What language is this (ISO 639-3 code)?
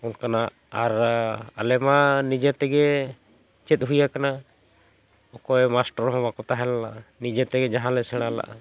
sat